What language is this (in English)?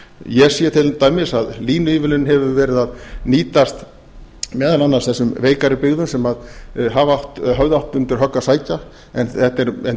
Icelandic